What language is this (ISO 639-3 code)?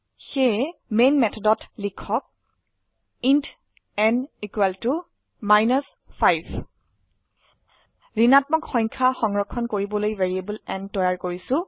asm